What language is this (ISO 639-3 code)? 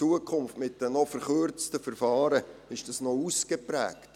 gsw